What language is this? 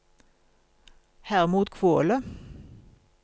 Norwegian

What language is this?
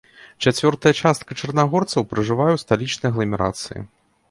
Belarusian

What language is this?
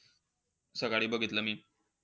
Marathi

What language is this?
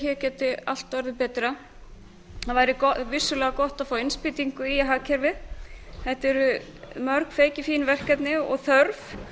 Icelandic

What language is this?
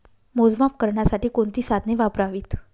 Marathi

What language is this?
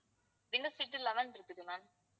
Tamil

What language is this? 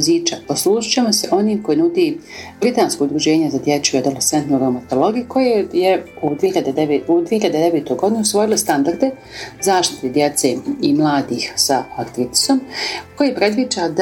Croatian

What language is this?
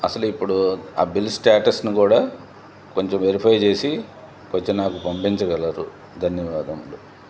Telugu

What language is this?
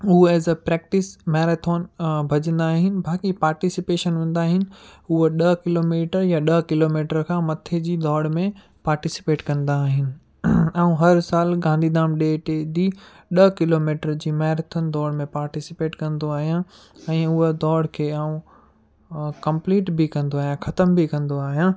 Sindhi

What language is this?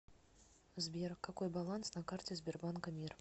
Russian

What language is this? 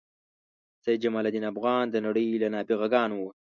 Pashto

